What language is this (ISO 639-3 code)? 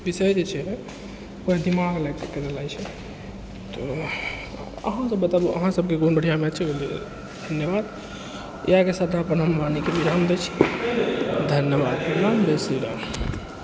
mai